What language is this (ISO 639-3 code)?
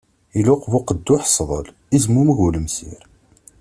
kab